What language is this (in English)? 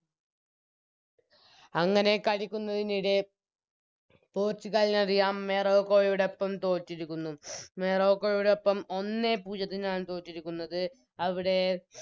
Malayalam